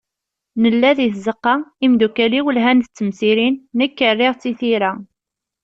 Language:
Kabyle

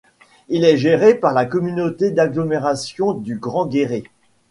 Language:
French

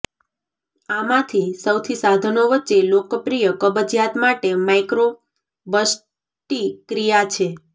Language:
Gujarati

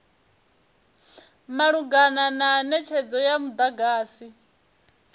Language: Venda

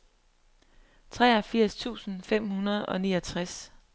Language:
Danish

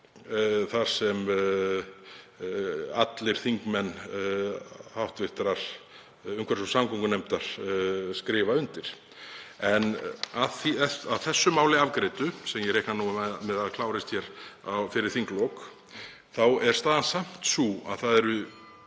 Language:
Icelandic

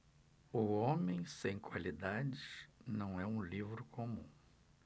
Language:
Portuguese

